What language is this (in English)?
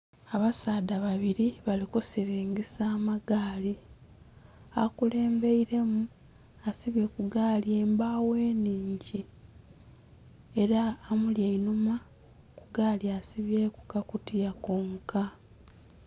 Soga